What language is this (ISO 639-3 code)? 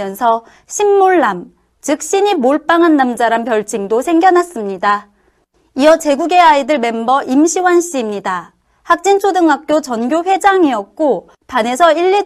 kor